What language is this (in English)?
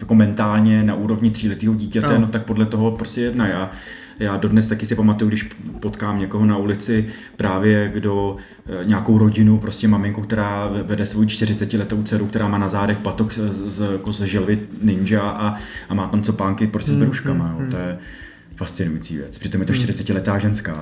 Czech